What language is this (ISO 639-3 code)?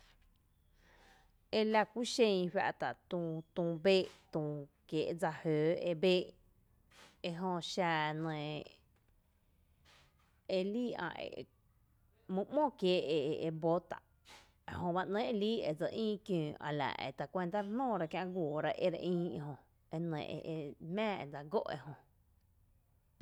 cte